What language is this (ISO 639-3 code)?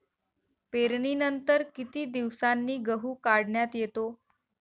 mar